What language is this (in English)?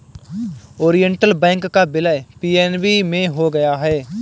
Hindi